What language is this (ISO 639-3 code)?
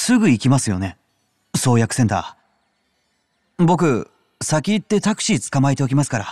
jpn